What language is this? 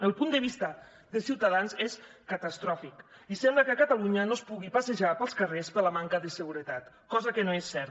Catalan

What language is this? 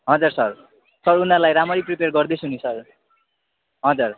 Nepali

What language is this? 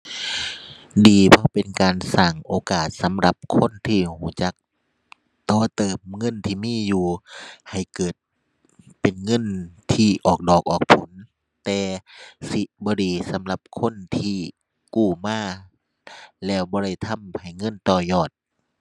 Thai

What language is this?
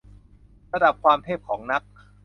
Thai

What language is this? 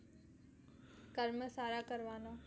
Gujarati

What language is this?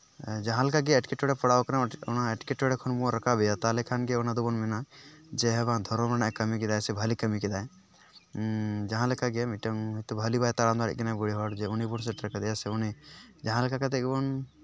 Santali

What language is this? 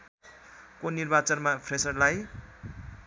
Nepali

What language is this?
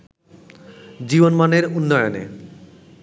Bangla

